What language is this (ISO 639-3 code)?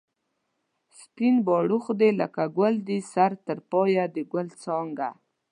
pus